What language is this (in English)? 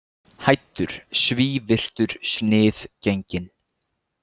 Icelandic